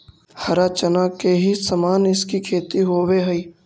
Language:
Magahi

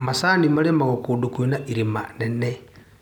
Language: Kikuyu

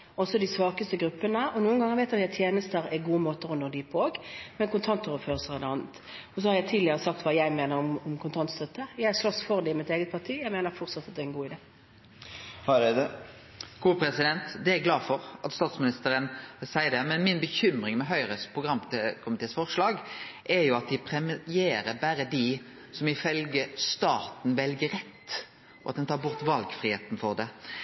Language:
Norwegian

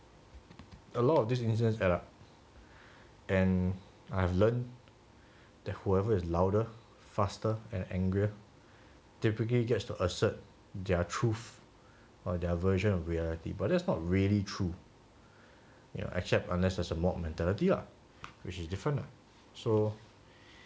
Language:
English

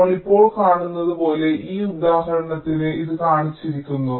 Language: Malayalam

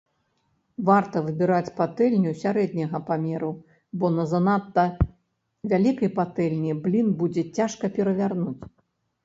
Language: Belarusian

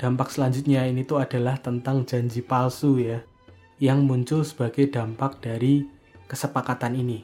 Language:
Indonesian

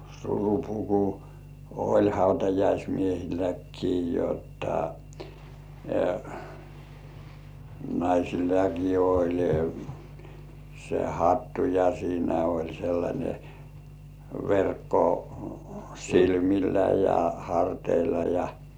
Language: Finnish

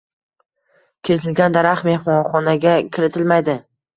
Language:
Uzbek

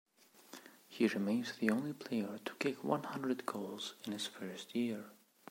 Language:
English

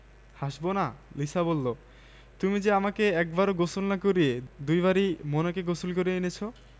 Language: Bangla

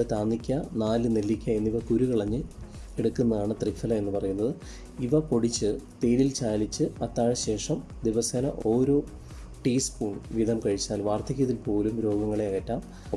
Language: Malayalam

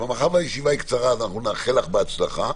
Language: Hebrew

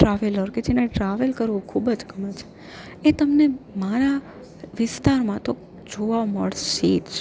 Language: Gujarati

